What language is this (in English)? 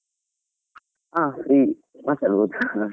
Kannada